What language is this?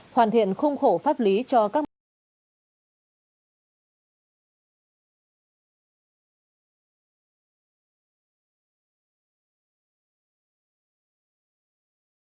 Vietnamese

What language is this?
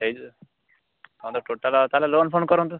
Odia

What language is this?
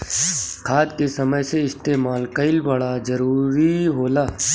Bhojpuri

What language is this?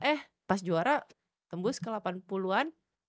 Indonesian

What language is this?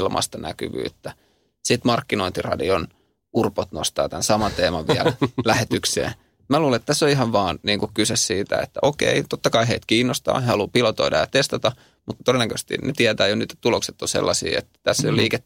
Finnish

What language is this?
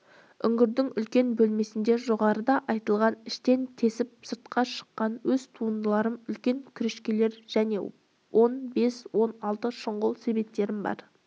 Kazakh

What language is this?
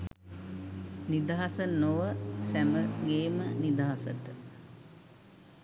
Sinhala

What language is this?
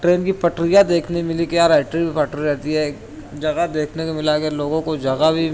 Urdu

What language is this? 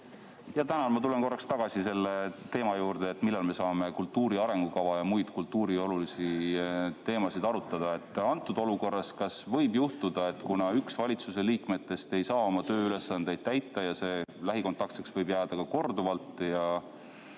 Estonian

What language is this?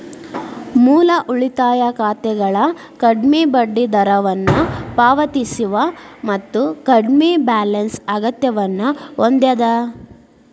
Kannada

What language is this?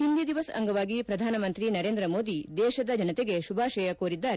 Kannada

